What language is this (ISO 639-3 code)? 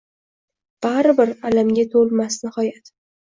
uzb